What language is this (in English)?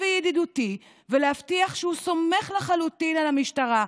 Hebrew